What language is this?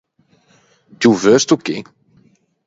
Ligurian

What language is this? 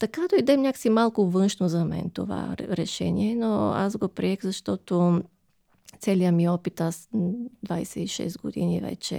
Bulgarian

